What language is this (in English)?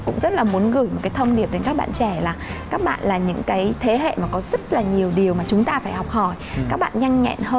Vietnamese